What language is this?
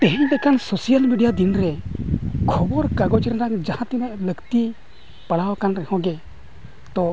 Santali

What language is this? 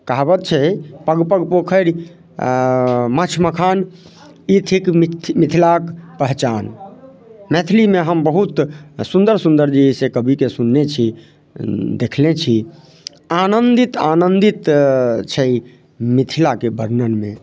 Maithili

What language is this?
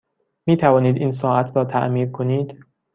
Persian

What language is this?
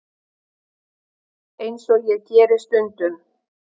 Icelandic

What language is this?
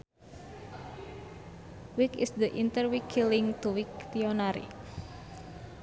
Sundanese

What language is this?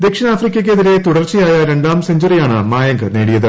Malayalam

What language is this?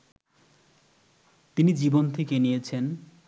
Bangla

